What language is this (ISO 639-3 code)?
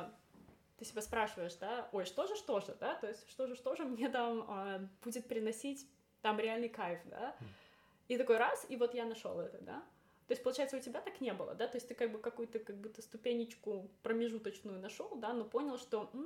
rus